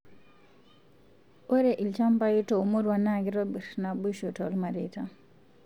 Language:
Masai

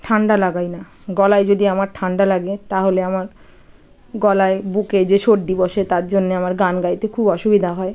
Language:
Bangla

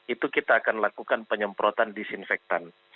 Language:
Indonesian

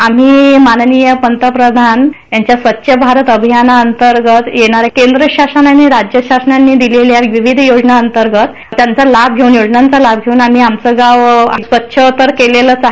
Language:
Marathi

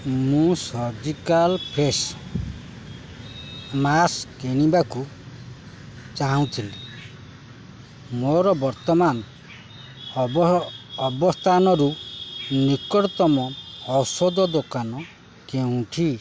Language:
Odia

